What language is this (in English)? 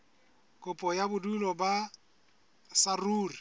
Southern Sotho